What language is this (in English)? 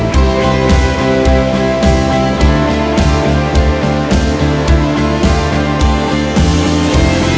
Thai